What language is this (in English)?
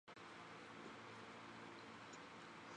Chinese